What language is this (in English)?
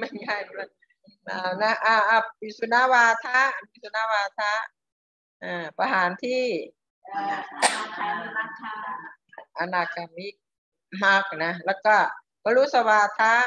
Thai